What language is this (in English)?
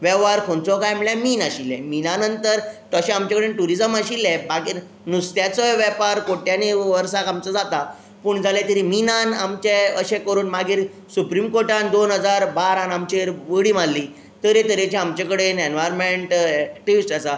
Konkani